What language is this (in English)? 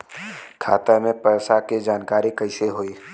Bhojpuri